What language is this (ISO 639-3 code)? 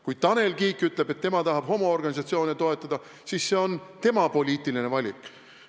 est